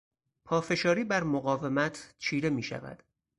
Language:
Persian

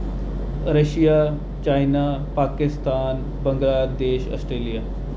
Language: Dogri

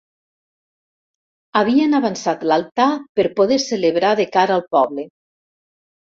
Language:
Catalan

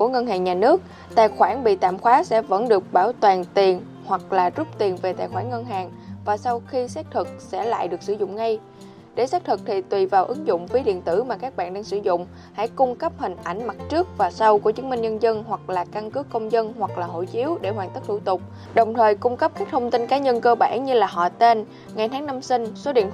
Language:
Vietnamese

